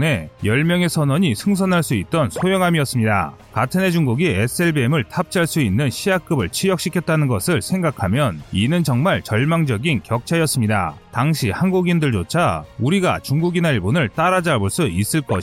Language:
Korean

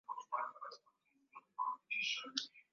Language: Swahili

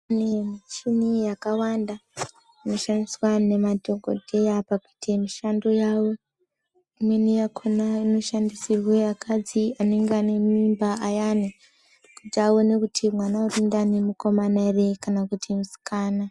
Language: Ndau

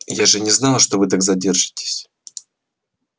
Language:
Russian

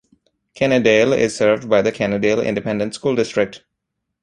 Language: English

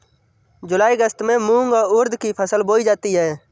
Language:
Hindi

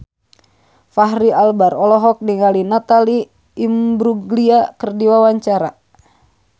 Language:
Sundanese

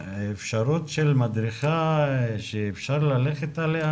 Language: Hebrew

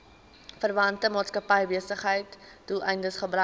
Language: Afrikaans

